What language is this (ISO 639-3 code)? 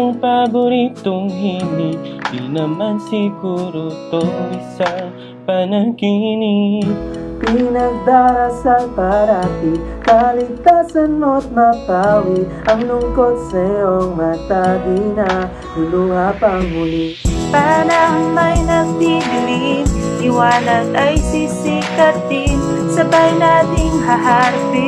ind